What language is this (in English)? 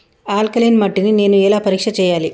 Telugu